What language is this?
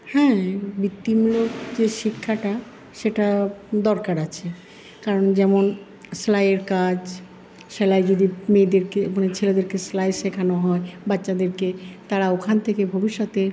Bangla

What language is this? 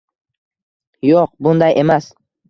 Uzbek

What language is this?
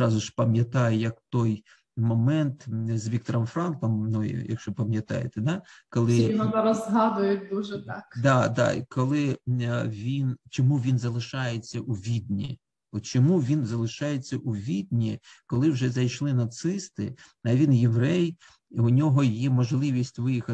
Ukrainian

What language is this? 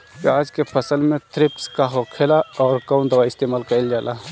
Bhojpuri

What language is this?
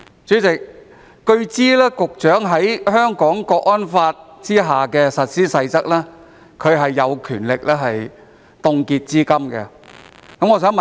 Cantonese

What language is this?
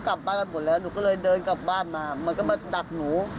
Thai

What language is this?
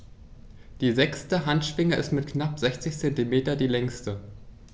German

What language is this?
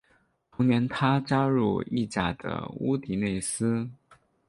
Chinese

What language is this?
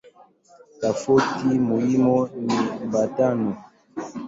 Swahili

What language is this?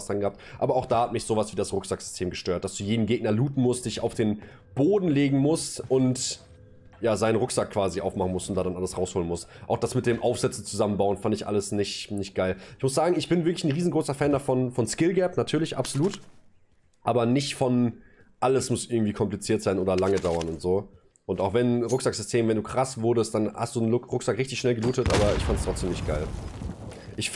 German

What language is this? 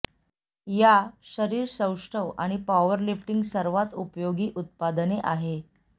Marathi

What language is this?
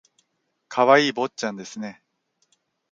Japanese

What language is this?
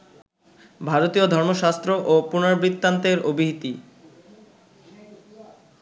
Bangla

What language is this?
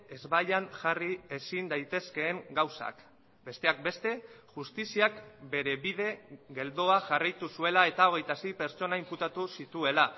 Basque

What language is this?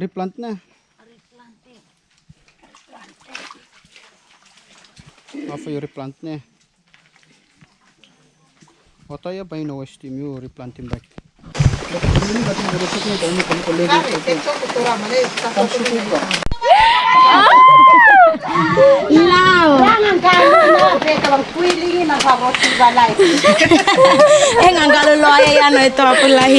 Indonesian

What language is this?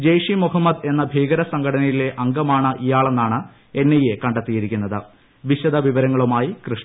Malayalam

